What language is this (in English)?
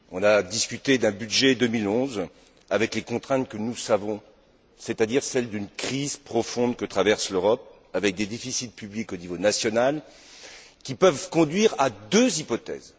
French